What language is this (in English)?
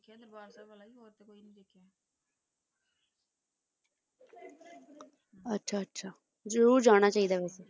Punjabi